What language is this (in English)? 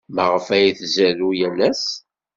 Kabyle